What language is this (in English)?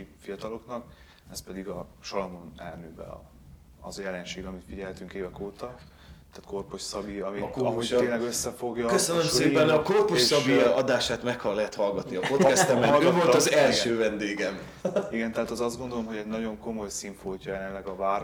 Hungarian